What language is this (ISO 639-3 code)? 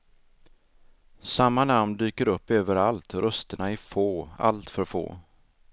swe